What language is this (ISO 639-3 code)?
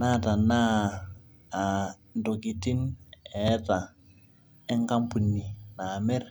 mas